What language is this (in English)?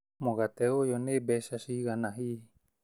Kikuyu